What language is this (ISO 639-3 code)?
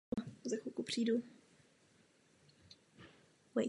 ces